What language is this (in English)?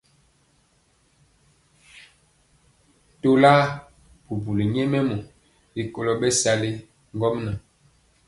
Mpiemo